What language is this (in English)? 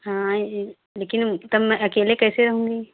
Hindi